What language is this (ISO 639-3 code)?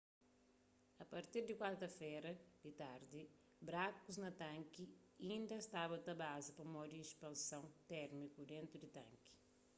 kea